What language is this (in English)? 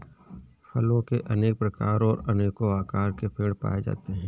Hindi